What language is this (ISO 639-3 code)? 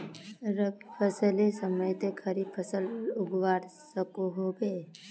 mag